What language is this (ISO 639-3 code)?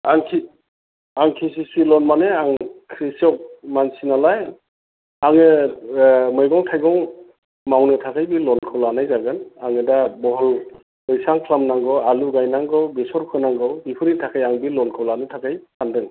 brx